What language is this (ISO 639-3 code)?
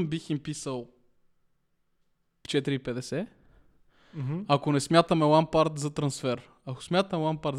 bul